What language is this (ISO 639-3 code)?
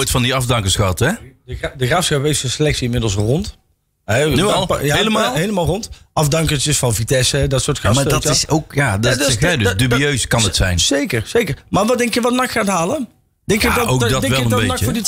nld